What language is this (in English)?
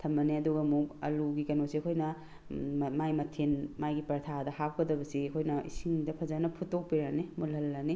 Manipuri